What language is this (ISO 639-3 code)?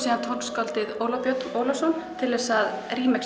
isl